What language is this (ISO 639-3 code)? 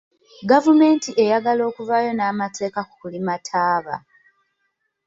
lug